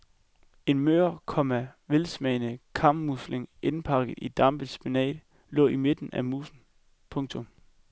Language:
Danish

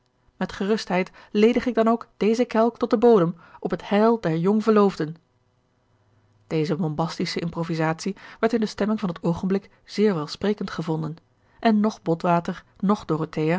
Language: Dutch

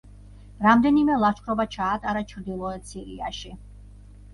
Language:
Georgian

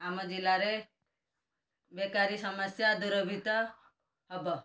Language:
Odia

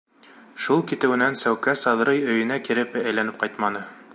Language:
Bashkir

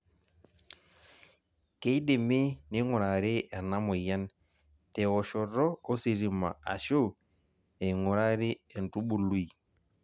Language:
Masai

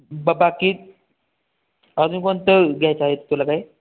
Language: Marathi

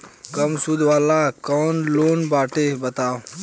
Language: Bhojpuri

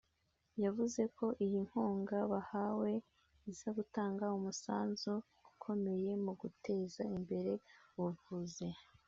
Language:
Kinyarwanda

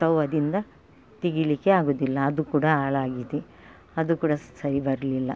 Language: Kannada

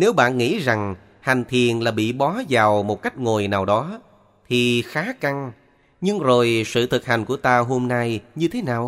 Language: Vietnamese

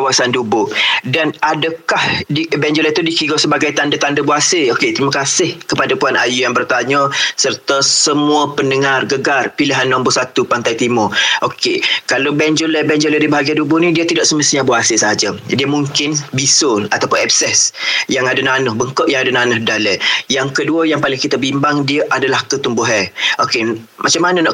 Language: Malay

